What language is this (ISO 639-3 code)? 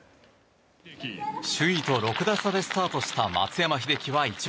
jpn